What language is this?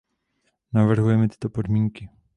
Czech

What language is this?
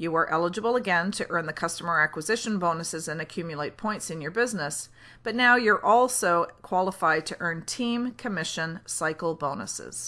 English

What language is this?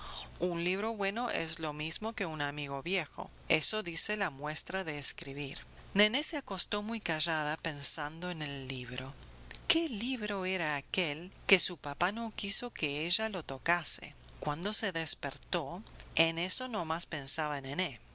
Spanish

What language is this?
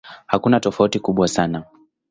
Swahili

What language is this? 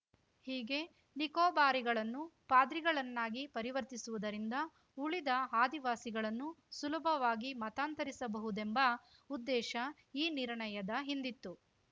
Kannada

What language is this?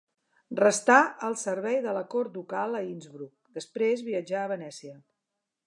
Catalan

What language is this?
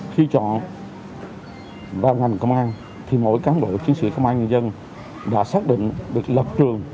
Vietnamese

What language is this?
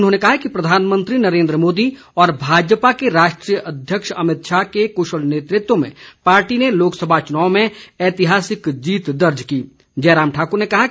Hindi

